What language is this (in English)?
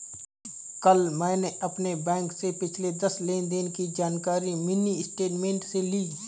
Hindi